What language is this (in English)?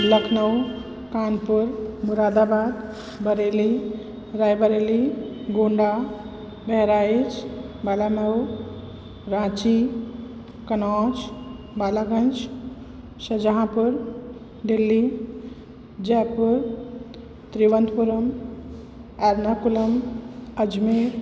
Sindhi